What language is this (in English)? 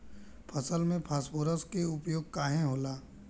Bhojpuri